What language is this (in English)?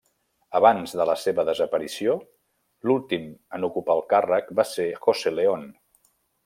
Catalan